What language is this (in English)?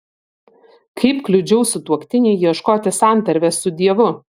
Lithuanian